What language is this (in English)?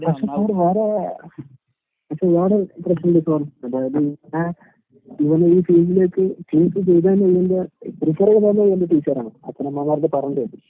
Malayalam